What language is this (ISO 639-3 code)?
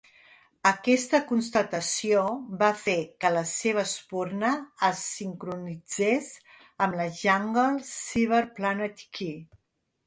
cat